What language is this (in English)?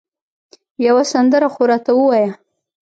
Pashto